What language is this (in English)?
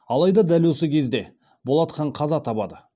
Kazakh